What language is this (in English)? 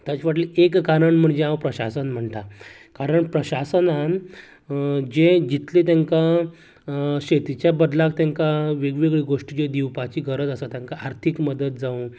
Konkani